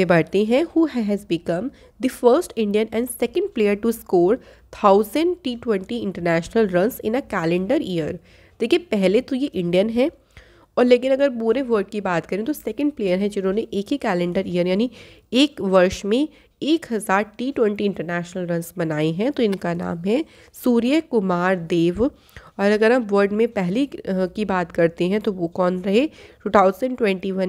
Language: Hindi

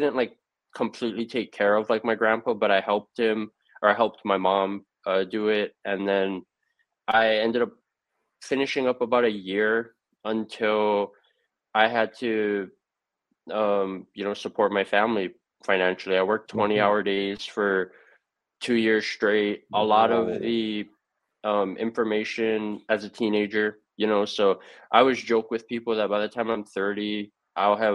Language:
English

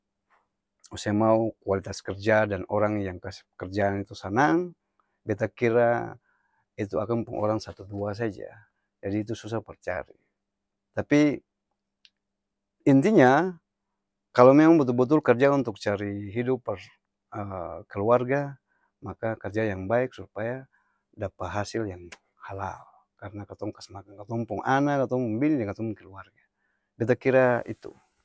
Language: Ambonese Malay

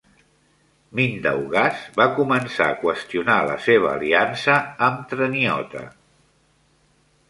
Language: Catalan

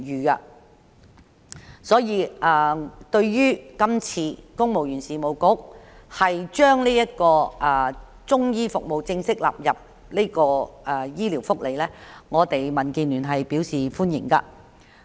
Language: Cantonese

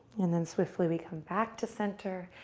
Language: English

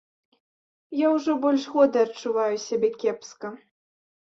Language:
Belarusian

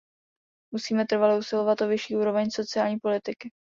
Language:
Czech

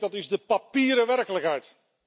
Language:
Dutch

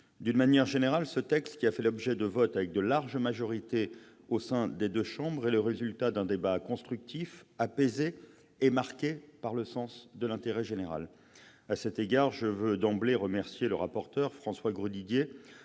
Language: French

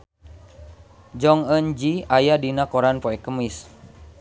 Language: Sundanese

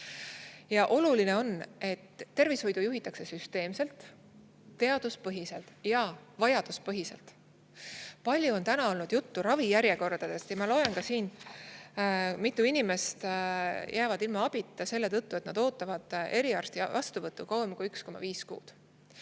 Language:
Estonian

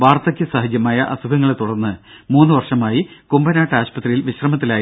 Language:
Malayalam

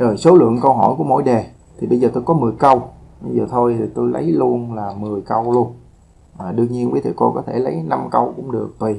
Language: Vietnamese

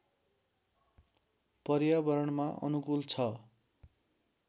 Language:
Nepali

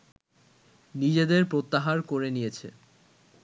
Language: Bangla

